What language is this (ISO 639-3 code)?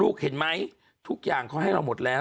tha